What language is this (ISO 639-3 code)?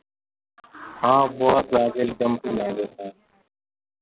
mai